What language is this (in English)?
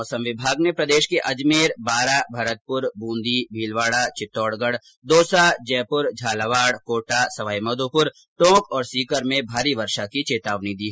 Hindi